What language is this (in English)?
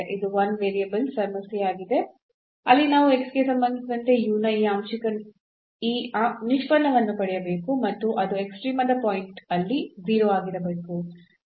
Kannada